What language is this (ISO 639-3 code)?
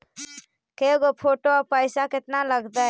mag